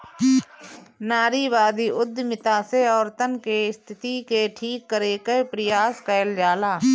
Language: Bhojpuri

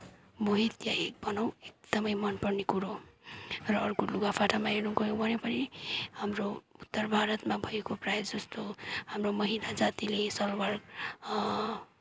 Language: Nepali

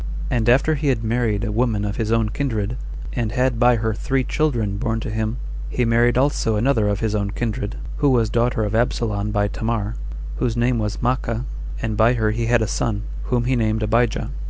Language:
English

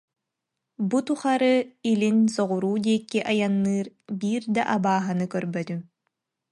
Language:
Yakut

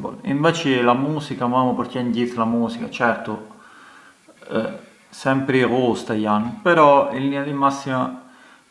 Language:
Arbëreshë Albanian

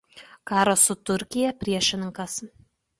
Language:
Lithuanian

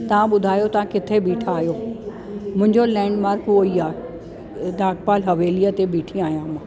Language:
Sindhi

